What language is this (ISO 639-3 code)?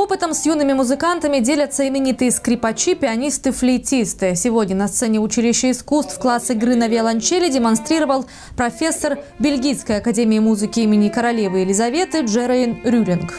rus